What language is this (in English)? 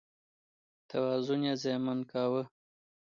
Pashto